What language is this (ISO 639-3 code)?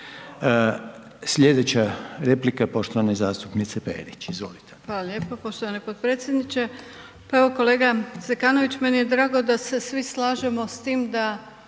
hrv